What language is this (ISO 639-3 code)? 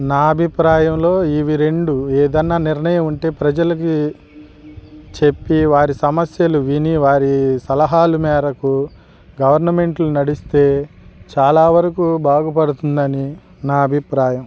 tel